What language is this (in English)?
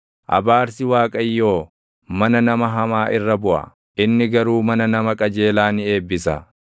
Oromo